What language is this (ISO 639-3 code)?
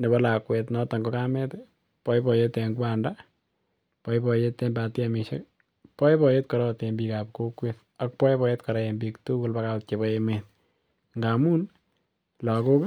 kln